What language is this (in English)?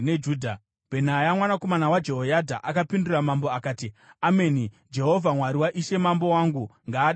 Shona